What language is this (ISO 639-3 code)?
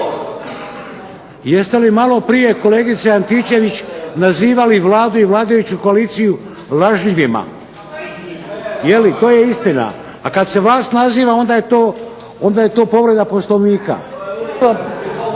hrv